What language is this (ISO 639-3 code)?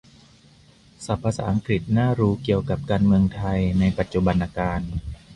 tha